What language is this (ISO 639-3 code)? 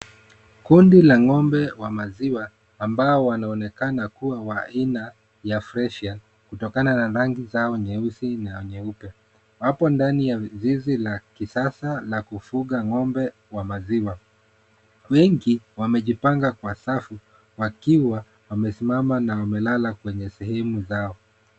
swa